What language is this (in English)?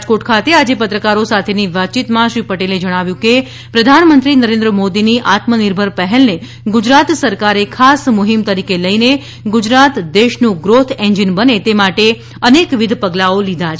Gujarati